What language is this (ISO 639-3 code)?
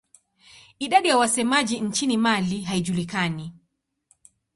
swa